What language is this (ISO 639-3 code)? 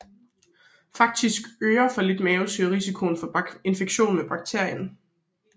dan